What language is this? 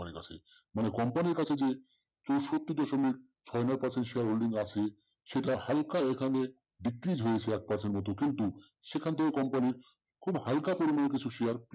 Bangla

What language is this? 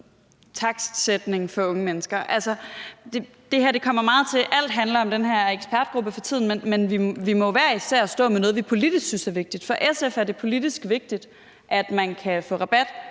Danish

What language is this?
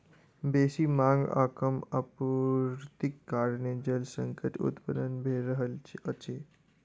Maithili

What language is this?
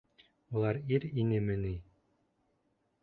Bashkir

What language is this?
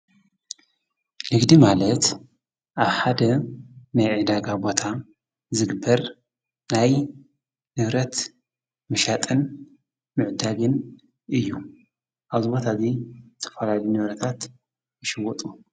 Tigrinya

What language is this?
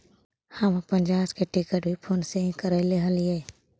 Magahi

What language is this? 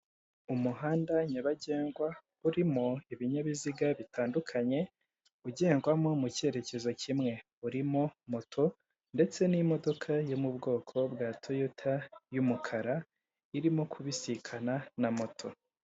Kinyarwanda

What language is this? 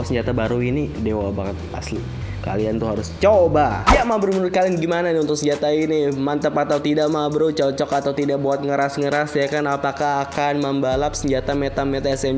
Indonesian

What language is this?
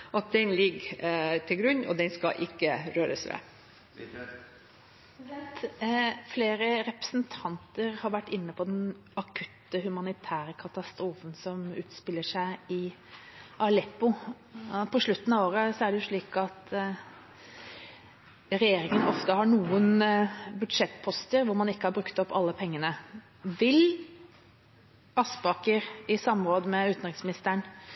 Norwegian Bokmål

